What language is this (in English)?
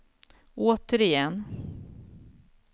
Swedish